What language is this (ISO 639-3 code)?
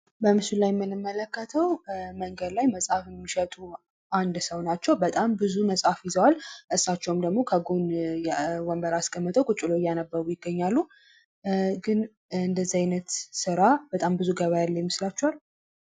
amh